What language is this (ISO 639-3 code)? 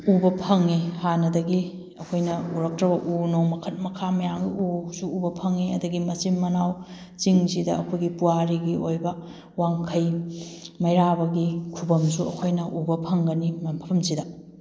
mni